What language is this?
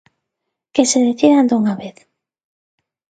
Galician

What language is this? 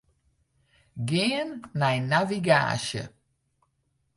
Western Frisian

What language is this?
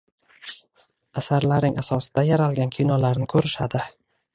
Uzbek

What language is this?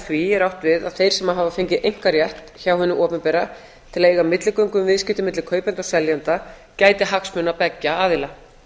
Icelandic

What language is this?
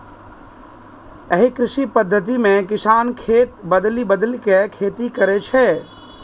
Maithili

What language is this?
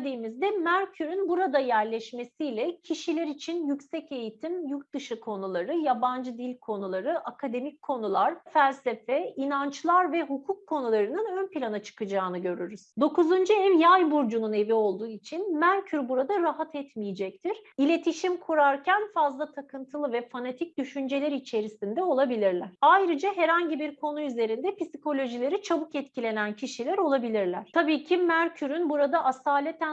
Turkish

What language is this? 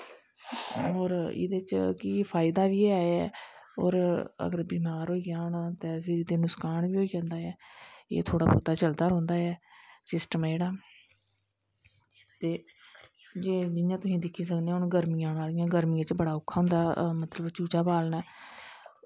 Dogri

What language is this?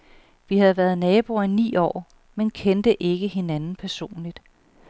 Danish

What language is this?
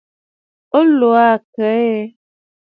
Bafut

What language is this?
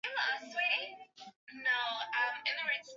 Swahili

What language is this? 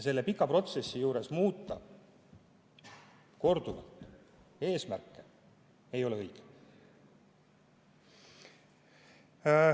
Estonian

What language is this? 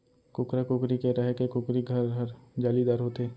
Chhattisgarhi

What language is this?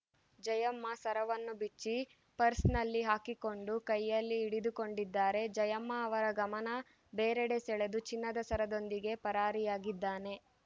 Kannada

